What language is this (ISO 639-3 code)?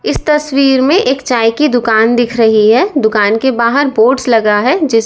hin